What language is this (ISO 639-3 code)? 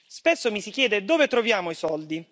ita